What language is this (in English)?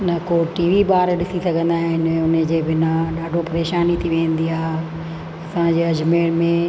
Sindhi